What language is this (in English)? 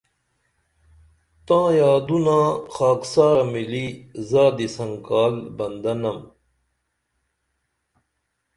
Dameli